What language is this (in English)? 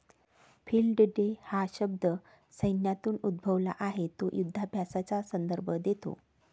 Marathi